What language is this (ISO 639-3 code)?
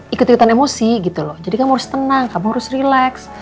ind